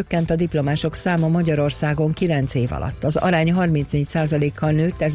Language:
Hungarian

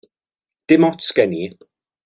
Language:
Welsh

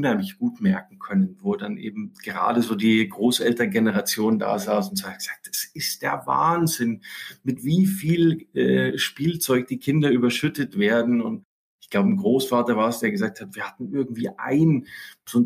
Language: German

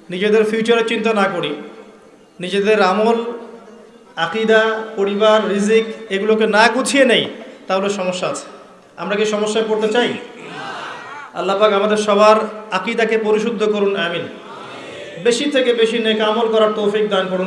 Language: Bangla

